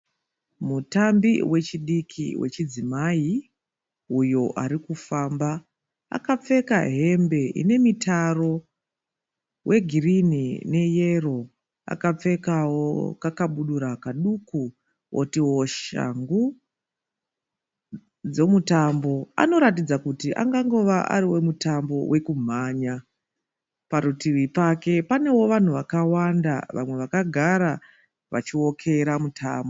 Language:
Shona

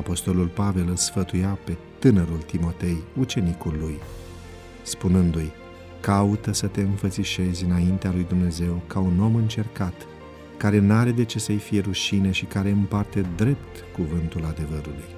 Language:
Romanian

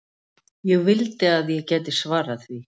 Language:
Icelandic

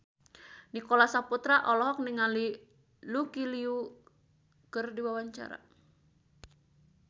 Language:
Sundanese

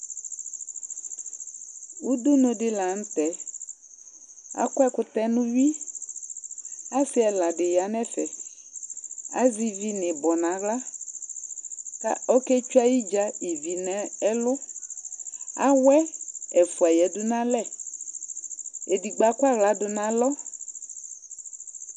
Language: Ikposo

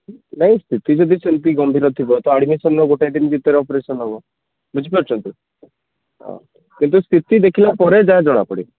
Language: Odia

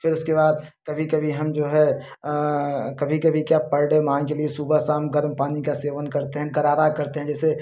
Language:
Hindi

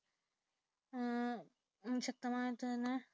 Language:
Malayalam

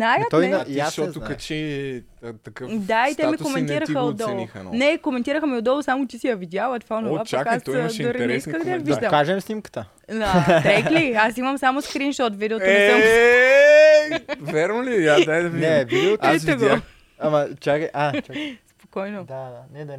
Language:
Bulgarian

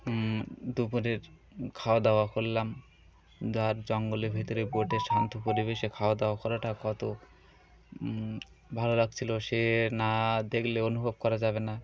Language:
Bangla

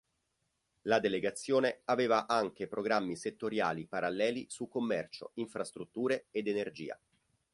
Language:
Italian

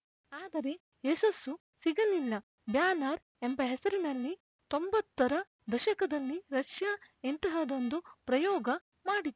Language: Kannada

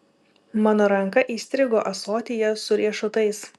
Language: Lithuanian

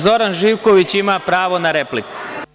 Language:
Serbian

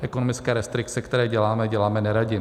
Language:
Czech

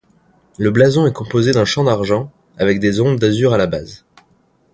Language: French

